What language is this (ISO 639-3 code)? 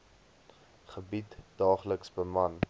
afr